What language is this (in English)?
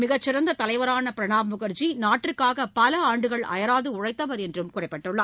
Tamil